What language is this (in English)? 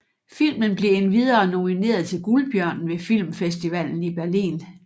Danish